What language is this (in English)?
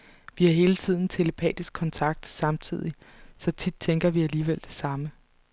Danish